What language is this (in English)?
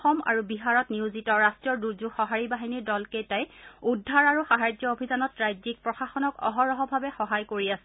Assamese